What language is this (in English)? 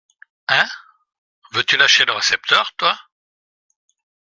French